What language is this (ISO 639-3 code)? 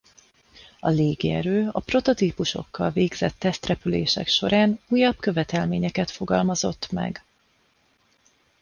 hun